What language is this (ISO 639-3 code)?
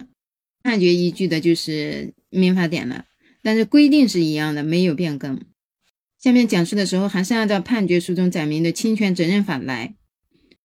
zho